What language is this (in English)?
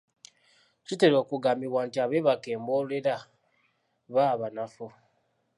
Ganda